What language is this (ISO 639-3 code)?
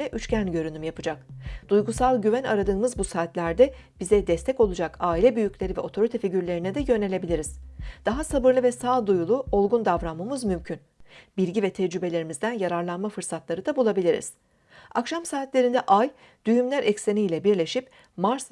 tur